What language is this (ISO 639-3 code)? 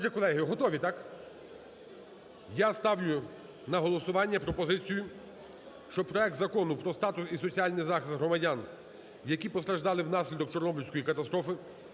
ukr